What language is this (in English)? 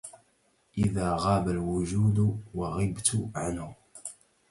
Arabic